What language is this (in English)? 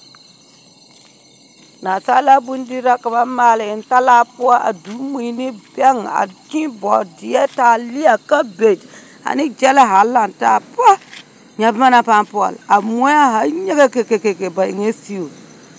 Southern Dagaare